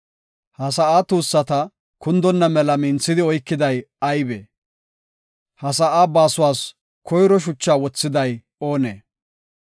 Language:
Gofa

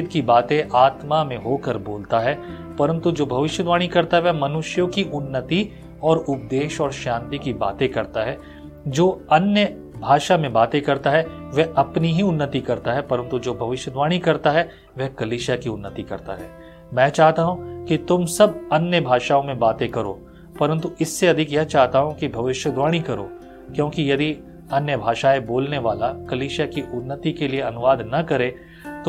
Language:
Hindi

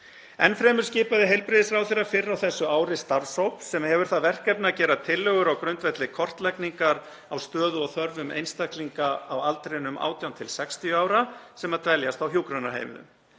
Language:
Icelandic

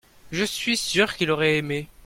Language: French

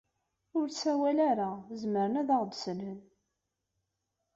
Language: Kabyle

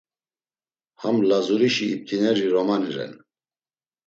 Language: Laz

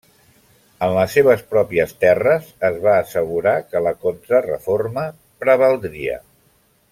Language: Catalan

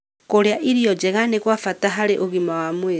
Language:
Kikuyu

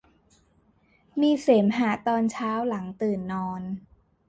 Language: Thai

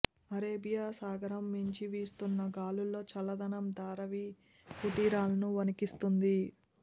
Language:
Telugu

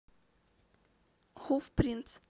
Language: Russian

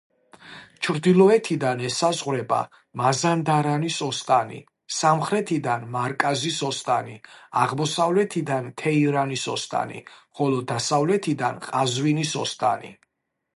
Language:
Georgian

